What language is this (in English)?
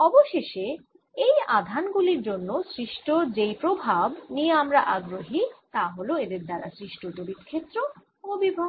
Bangla